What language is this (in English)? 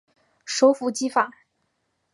Chinese